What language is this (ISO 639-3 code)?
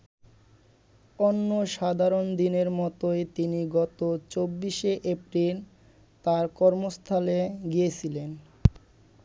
ben